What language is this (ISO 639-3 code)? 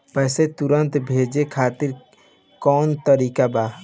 bho